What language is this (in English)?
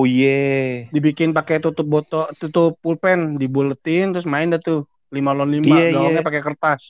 Indonesian